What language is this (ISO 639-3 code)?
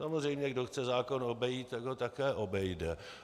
ces